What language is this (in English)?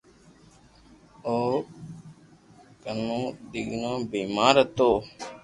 Loarki